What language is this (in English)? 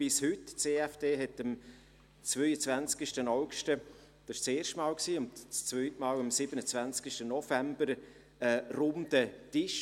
Swiss German